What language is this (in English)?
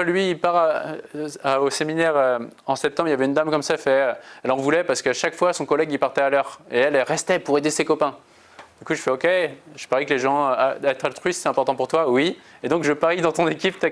French